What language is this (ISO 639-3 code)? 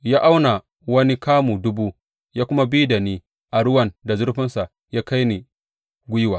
hau